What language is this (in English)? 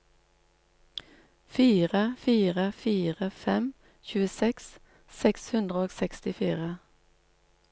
Norwegian